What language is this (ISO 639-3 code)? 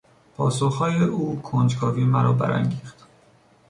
fas